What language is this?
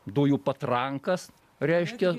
Lithuanian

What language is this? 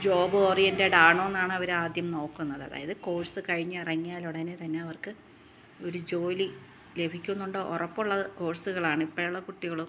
Malayalam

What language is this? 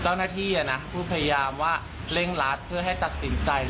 Thai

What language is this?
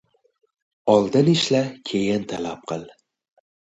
Uzbek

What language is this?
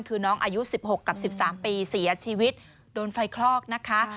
Thai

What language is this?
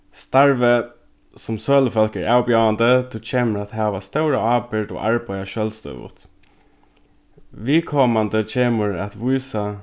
Faroese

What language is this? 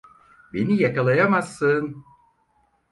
Turkish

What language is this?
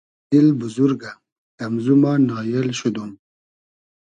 Hazaragi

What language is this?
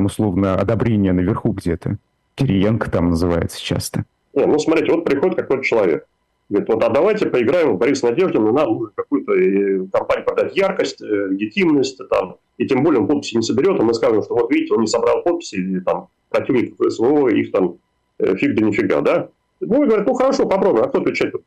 Russian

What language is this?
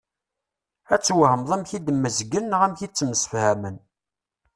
Kabyle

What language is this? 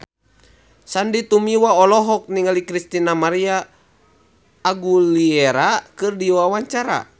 Sundanese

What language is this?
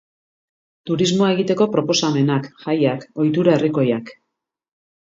Basque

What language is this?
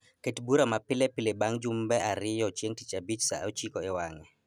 Luo (Kenya and Tanzania)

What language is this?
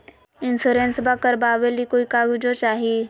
Magahi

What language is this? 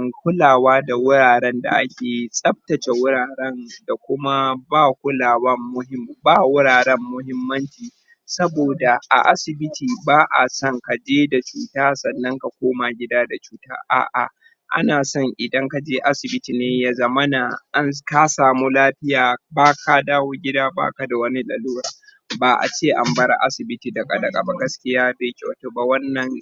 Hausa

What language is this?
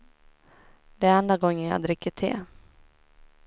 Swedish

